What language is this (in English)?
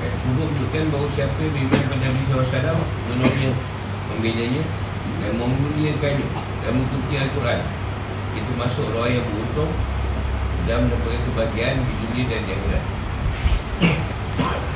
Malay